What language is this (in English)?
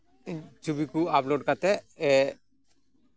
Santali